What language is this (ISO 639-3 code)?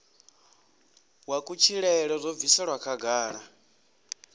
ven